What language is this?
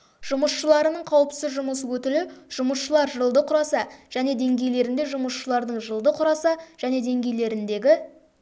Kazakh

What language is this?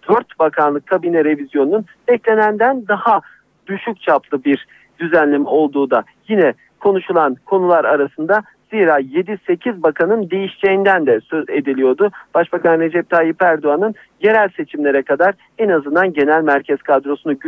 Turkish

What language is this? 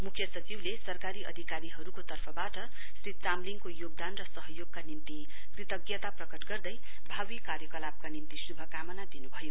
Nepali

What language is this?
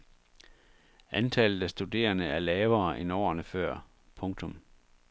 Danish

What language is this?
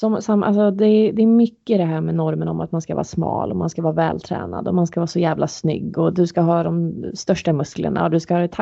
Swedish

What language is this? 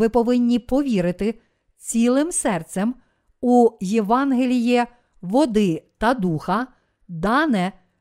Ukrainian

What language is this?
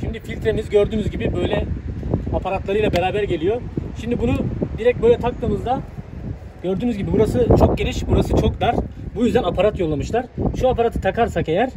Turkish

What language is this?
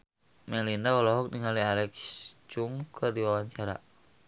Sundanese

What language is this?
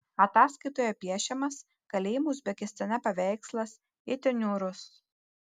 Lithuanian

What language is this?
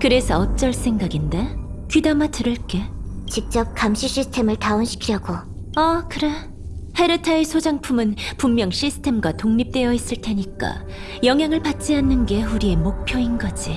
Korean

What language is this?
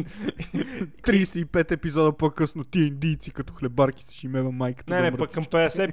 Bulgarian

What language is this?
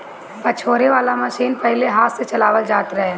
Bhojpuri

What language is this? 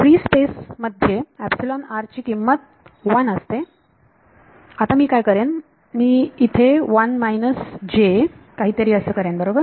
Marathi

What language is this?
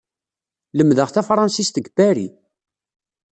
Kabyle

